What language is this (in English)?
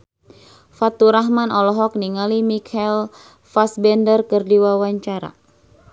Sundanese